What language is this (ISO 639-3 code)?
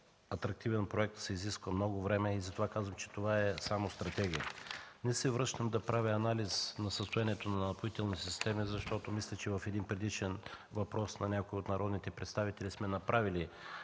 bul